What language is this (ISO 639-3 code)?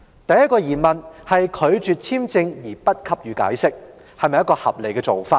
yue